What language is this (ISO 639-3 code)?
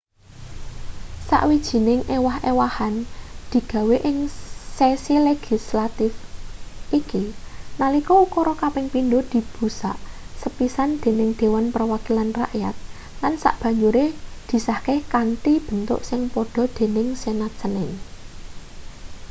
jav